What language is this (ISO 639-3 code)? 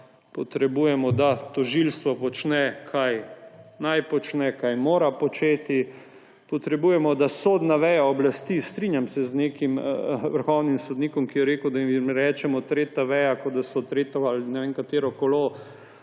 slv